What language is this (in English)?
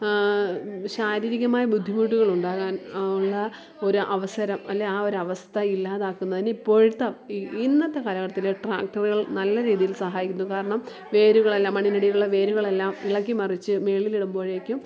Malayalam